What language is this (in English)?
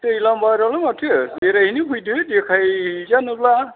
Bodo